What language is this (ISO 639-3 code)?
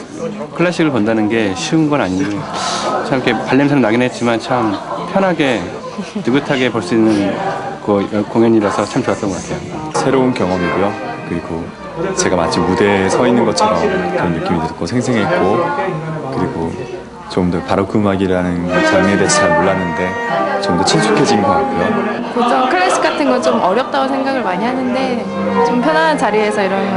kor